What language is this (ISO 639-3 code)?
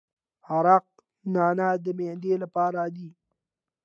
pus